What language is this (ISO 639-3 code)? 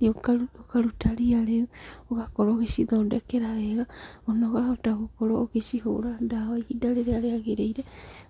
kik